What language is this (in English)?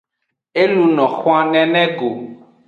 Aja (Benin)